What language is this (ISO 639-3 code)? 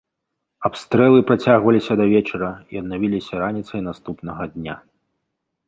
bel